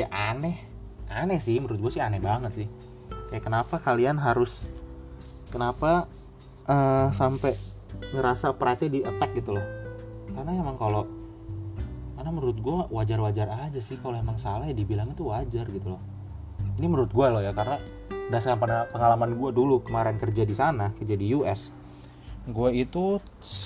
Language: Indonesian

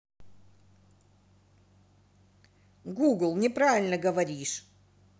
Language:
Russian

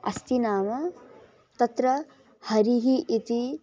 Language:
Sanskrit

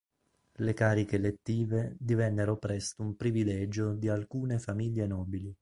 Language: Italian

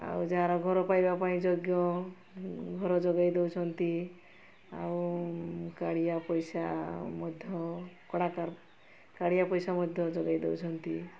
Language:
Odia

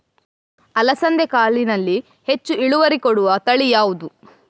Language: Kannada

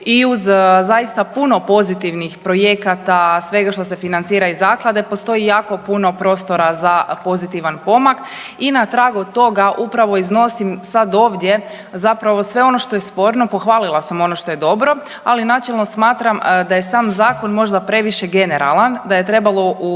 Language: Croatian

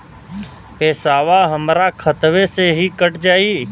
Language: Bhojpuri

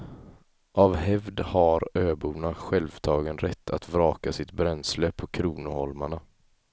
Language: Swedish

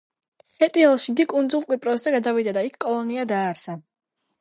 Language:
Georgian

